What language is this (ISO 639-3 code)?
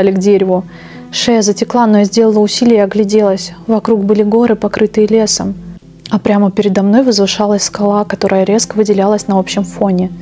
rus